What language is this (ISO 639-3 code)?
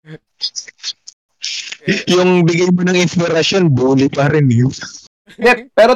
fil